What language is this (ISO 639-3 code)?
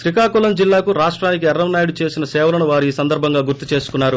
tel